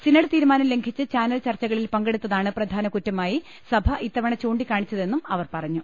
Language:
Malayalam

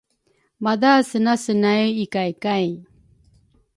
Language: Rukai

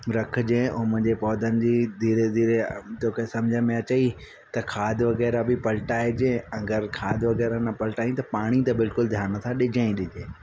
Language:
Sindhi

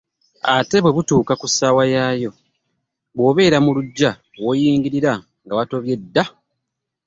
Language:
Ganda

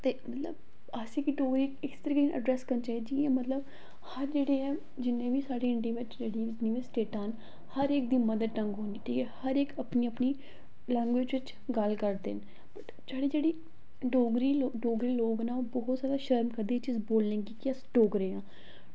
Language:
Dogri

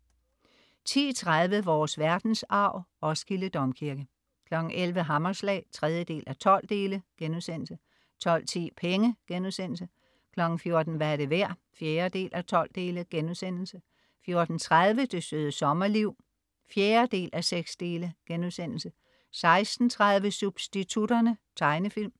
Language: Danish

